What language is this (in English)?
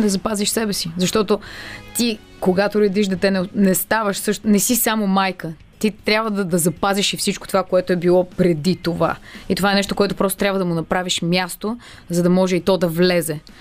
Bulgarian